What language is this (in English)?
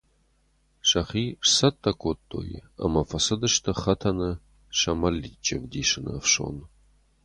Ossetic